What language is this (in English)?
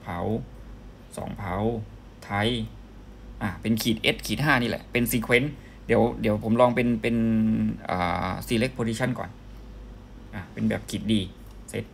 Thai